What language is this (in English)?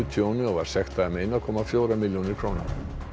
Icelandic